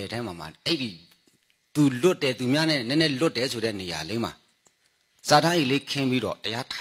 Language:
English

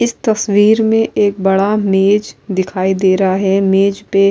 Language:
Urdu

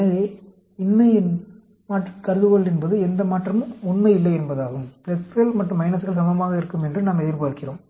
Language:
Tamil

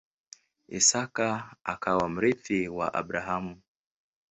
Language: Swahili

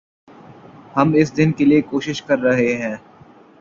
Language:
Urdu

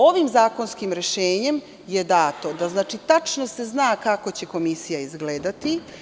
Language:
Serbian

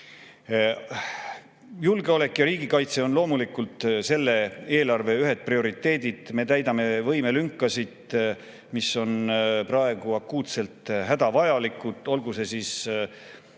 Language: Estonian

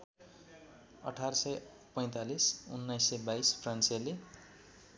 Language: Nepali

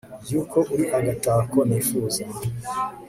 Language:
Kinyarwanda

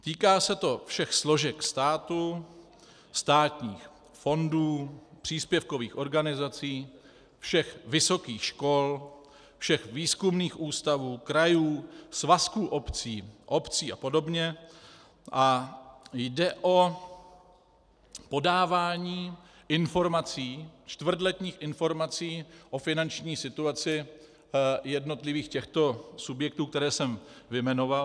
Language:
Czech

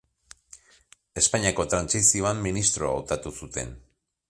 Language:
Basque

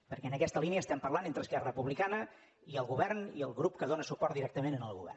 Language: Catalan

